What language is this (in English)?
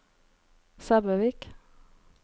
Norwegian